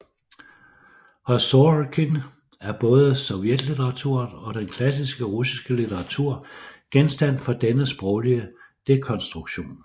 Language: Danish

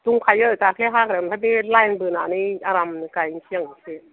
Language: Bodo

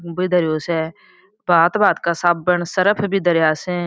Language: Marwari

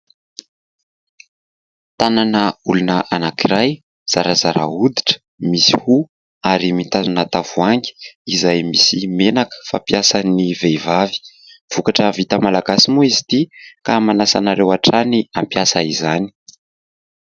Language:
Malagasy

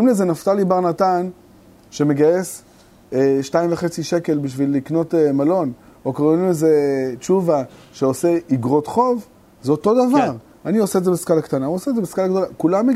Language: Hebrew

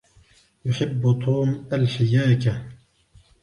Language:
Arabic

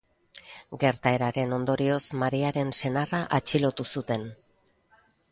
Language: Basque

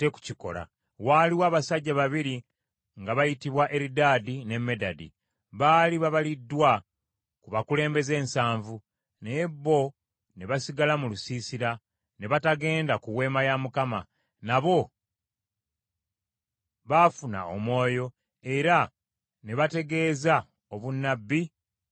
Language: Ganda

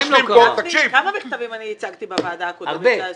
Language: Hebrew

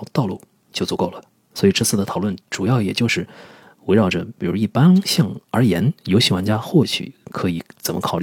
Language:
Chinese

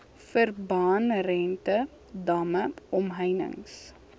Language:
Afrikaans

